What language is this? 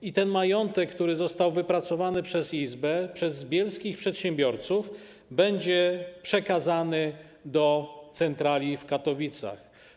Polish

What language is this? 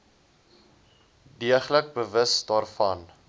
Afrikaans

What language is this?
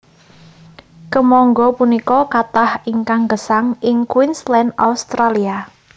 Javanese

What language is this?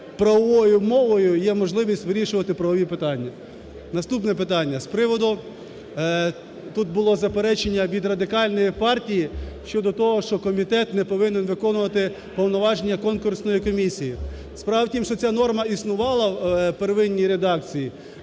Ukrainian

